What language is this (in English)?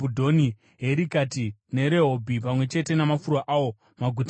Shona